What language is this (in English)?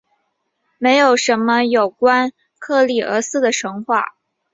Chinese